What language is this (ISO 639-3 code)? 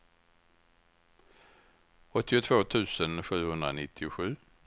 swe